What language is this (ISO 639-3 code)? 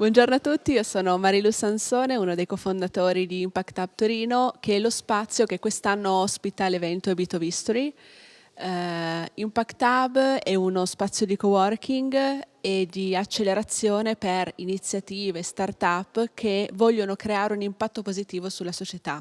ita